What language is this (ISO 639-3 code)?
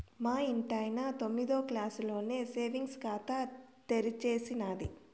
tel